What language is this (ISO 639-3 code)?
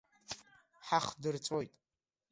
abk